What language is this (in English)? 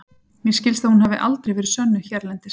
Icelandic